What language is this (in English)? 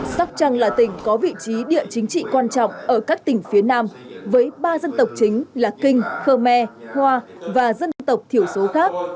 Vietnamese